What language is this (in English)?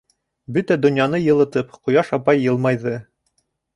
Bashkir